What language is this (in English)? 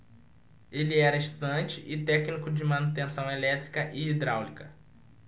Portuguese